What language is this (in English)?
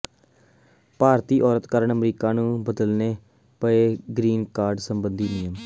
Punjabi